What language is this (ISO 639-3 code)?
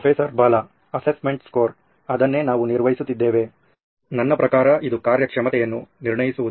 kan